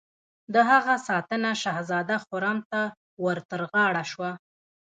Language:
Pashto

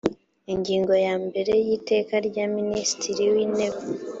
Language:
Kinyarwanda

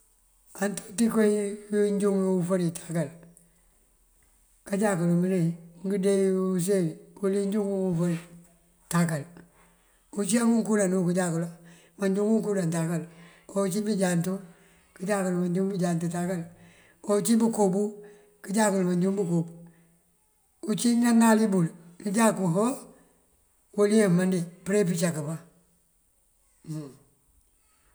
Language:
Mandjak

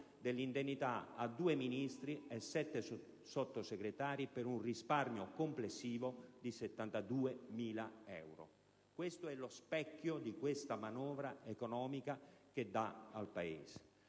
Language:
Italian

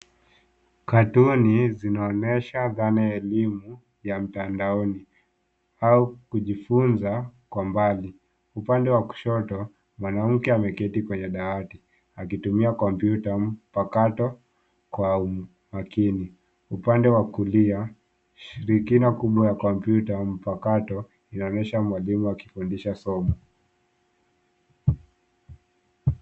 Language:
Swahili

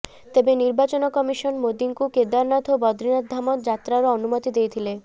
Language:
Odia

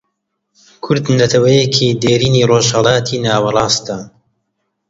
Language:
Central Kurdish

